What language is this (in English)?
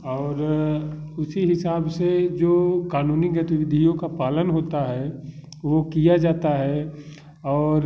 Hindi